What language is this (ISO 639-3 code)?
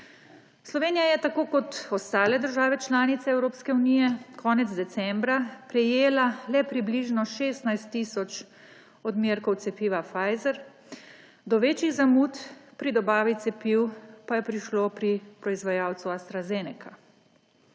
slv